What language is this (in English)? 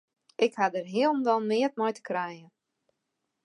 Western Frisian